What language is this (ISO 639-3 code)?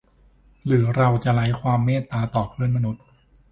tha